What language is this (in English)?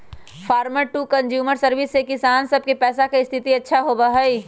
Magahi